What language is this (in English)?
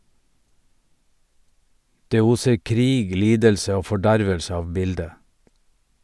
Norwegian